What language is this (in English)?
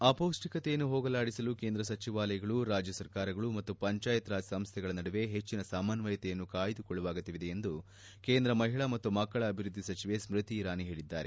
Kannada